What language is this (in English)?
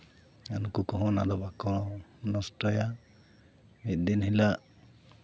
Santali